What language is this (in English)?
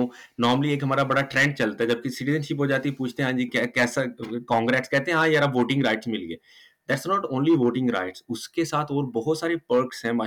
Urdu